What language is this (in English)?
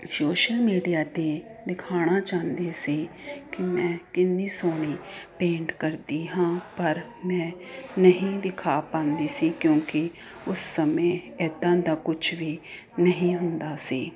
Punjabi